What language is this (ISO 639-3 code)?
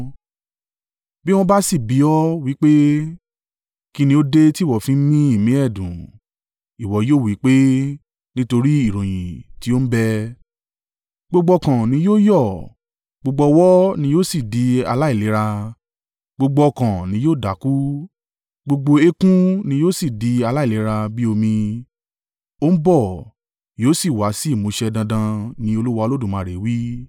yor